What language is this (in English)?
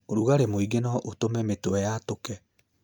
Kikuyu